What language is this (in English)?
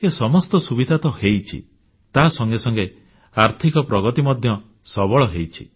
Odia